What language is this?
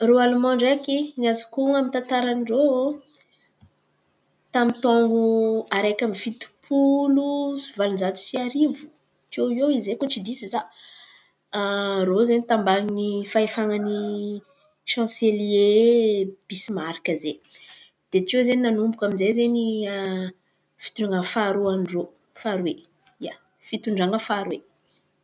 Antankarana Malagasy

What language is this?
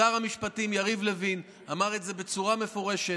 Hebrew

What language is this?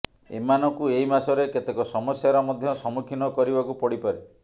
Odia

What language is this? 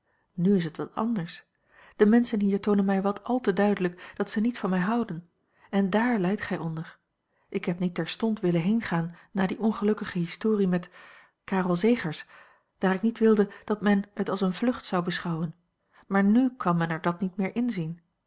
Dutch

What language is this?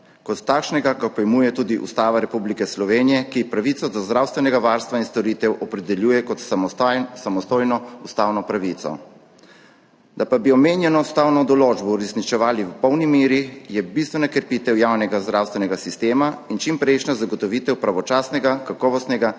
Slovenian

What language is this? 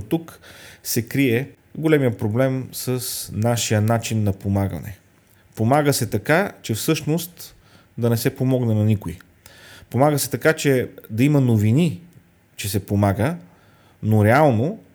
Bulgarian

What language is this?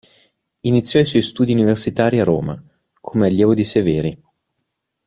Italian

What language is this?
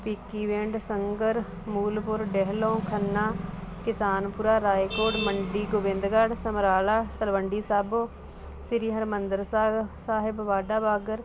Punjabi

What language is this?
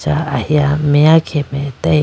Idu-Mishmi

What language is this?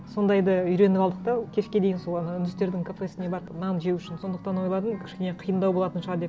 Kazakh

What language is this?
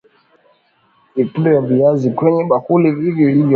Swahili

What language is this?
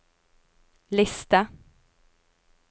Norwegian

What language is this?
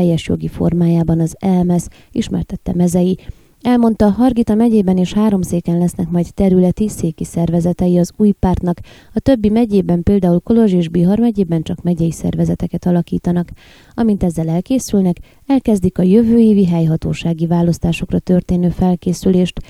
Hungarian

